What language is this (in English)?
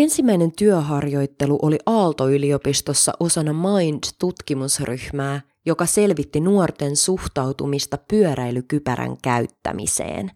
Finnish